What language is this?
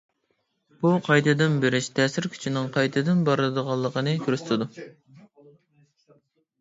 Uyghur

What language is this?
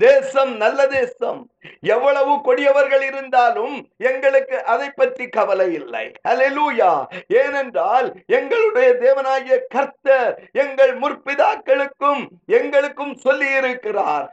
Tamil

